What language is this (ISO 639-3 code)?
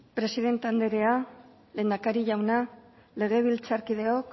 eus